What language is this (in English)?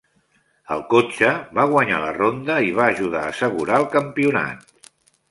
Catalan